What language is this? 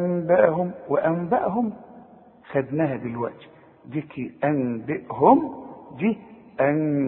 Arabic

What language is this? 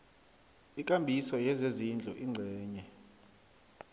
South Ndebele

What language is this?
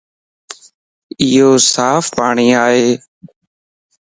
Lasi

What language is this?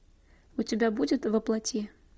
Russian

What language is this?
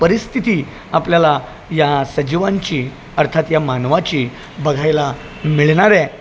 Marathi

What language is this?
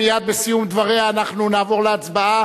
Hebrew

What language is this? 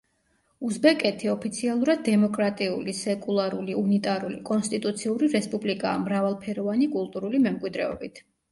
Georgian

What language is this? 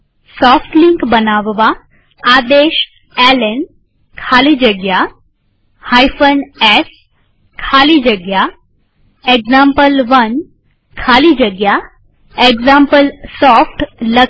Gujarati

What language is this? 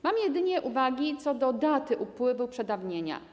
Polish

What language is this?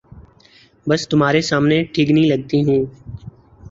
Urdu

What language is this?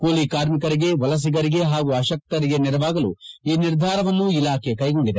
Kannada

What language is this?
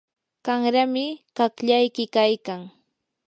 Yanahuanca Pasco Quechua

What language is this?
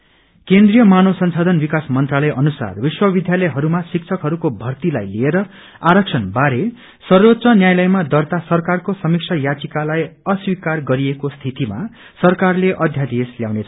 Nepali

